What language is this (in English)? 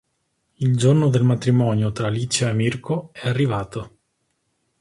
Italian